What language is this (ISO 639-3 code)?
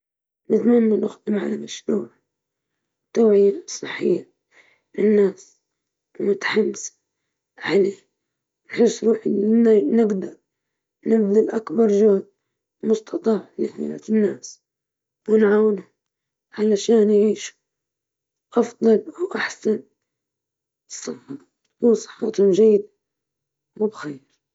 ayl